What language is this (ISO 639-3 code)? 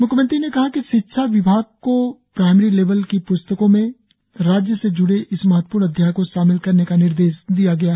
hin